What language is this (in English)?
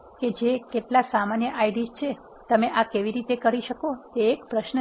Gujarati